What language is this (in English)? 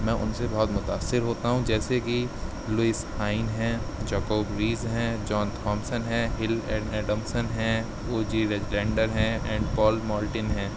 Urdu